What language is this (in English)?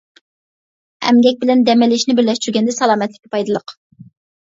Uyghur